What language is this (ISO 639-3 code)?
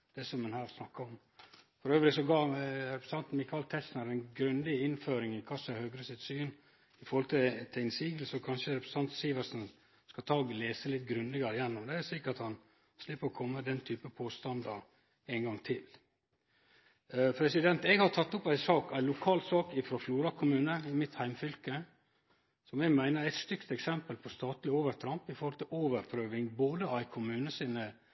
nno